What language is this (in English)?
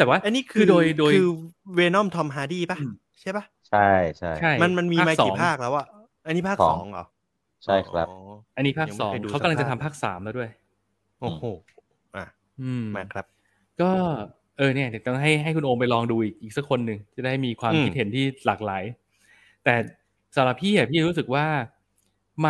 Thai